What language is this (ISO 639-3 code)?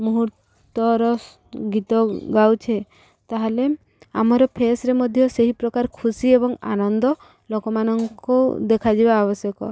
ori